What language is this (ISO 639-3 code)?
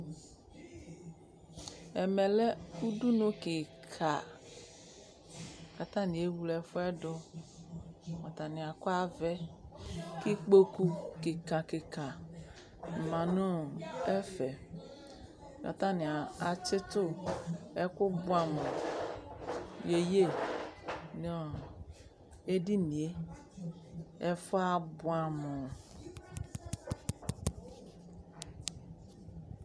kpo